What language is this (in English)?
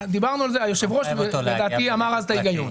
Hebrew